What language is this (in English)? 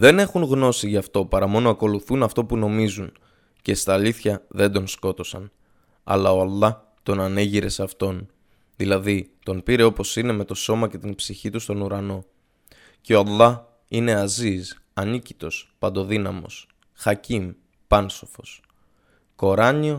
Greek